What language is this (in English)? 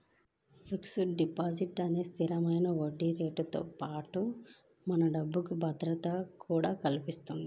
Telugu